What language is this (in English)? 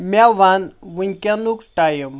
Kashmiri